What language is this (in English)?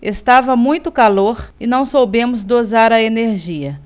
Portuguese